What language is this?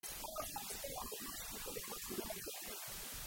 Hebrew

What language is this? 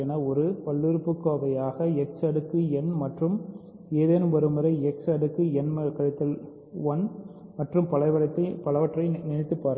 Tamil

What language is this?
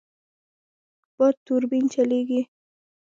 Pashto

